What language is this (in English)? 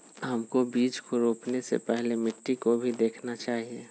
Magahi